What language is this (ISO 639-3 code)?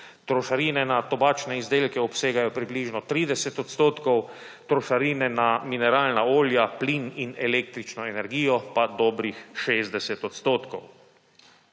slv